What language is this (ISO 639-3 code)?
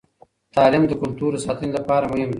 pus